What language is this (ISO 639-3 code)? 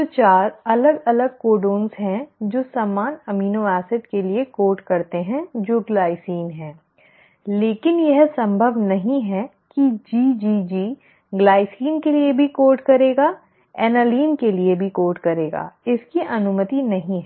hin